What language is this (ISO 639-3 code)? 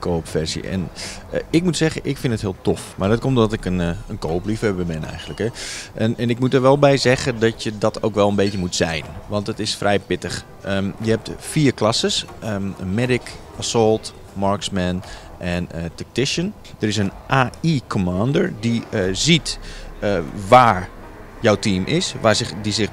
nld